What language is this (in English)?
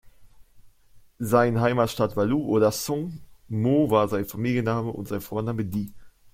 German